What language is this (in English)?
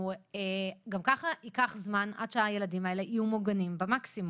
Hebrew